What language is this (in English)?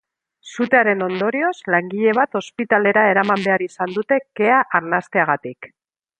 Basque